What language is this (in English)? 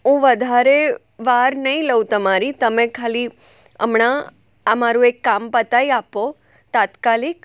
Gujarati